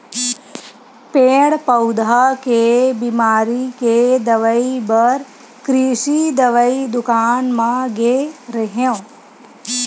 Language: Chhattisgarhi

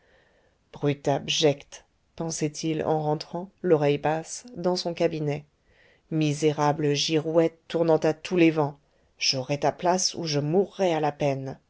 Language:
French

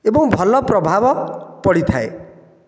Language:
Odia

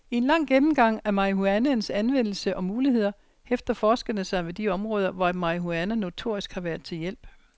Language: Danish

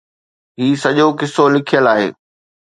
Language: Sindhi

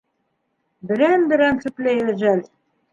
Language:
Bashkir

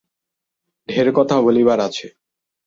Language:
Bangla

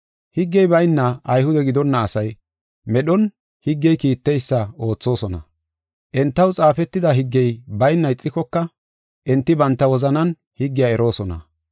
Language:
Gofa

